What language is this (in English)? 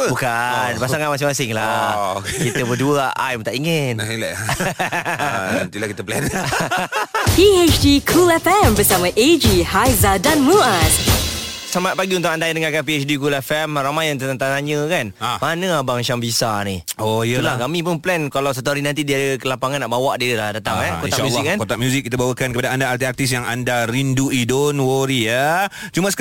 Malay